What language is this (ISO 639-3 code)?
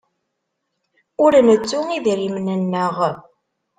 kab